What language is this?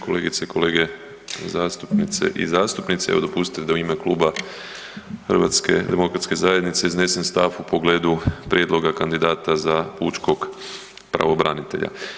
Croatian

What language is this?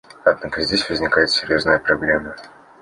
Russian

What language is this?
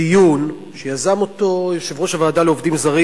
Hebrew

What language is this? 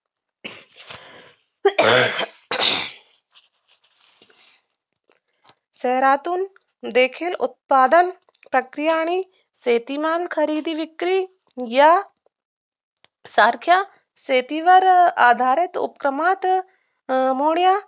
Marathi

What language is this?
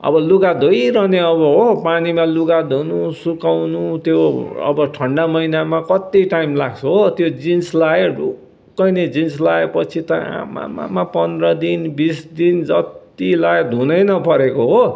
Nepali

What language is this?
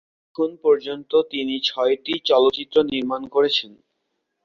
Bangla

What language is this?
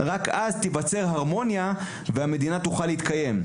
Hebrew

